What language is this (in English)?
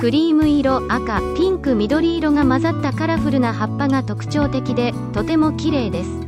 Japanese